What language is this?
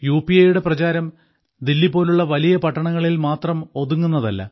Malayalam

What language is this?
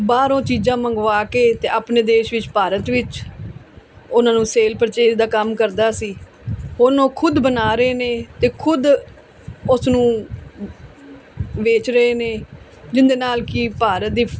Punjabi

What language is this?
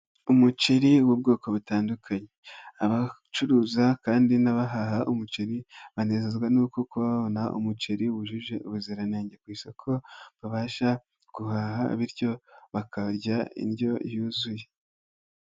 Kinyarwanda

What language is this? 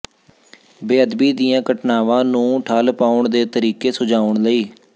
Punjabi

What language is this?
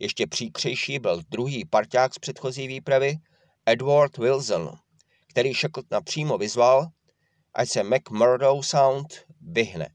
Czech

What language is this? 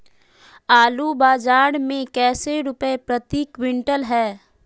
Magahi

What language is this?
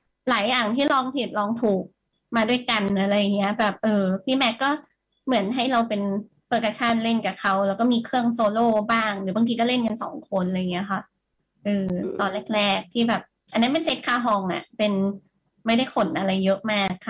Thai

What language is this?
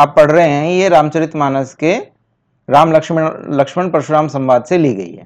Hindi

